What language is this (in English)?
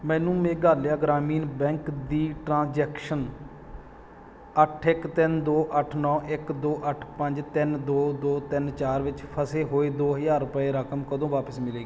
Punjabi